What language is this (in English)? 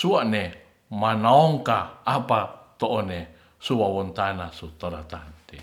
Ratahan